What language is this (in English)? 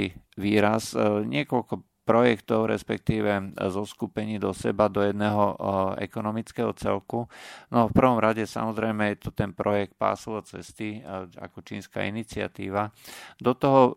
Slovak